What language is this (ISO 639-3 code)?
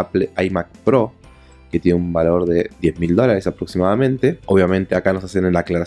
spa